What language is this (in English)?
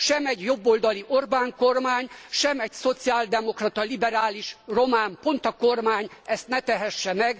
Hungarian